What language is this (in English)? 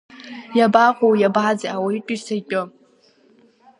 Abkhazian